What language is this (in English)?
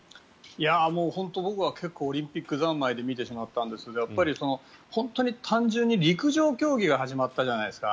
Japanese